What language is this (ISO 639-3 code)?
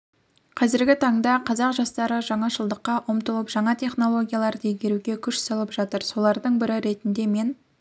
kaz